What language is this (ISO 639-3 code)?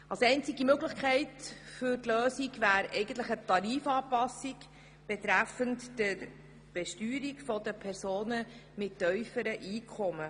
gsw